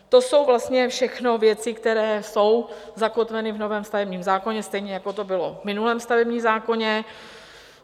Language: Czech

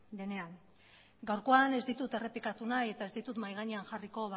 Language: Basque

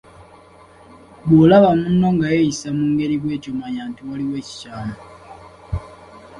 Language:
Ganda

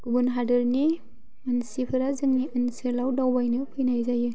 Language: Bodo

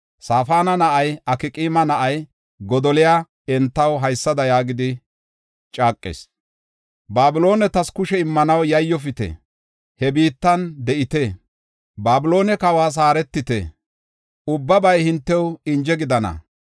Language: Gofa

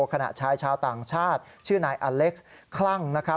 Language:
Thai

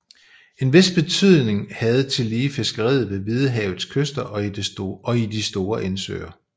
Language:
Danish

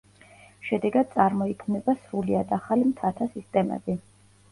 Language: Georgian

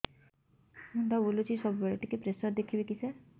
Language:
Odia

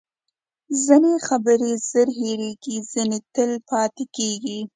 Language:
Pashto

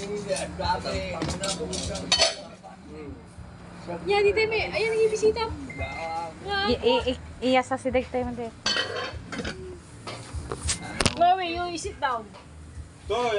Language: Filipino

